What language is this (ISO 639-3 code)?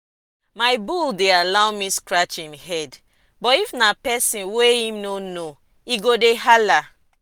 pcm